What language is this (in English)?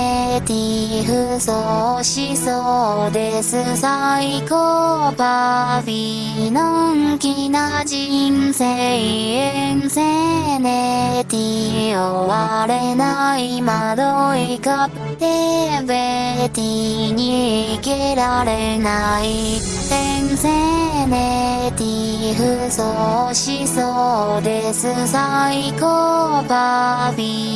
Japanese